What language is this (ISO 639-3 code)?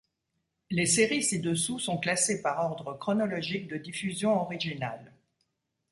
fra